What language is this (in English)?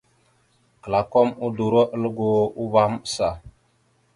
Mada (Cameroon)